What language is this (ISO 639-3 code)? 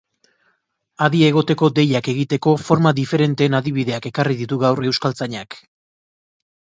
eus